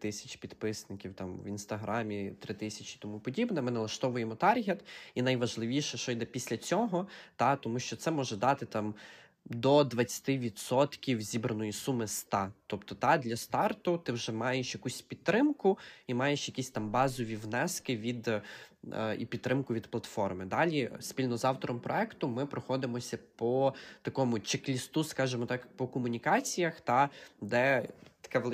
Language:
Ukrainian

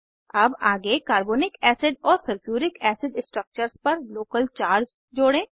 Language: Hindi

